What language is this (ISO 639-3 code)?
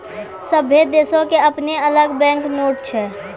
mai